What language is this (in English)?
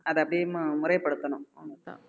Tamil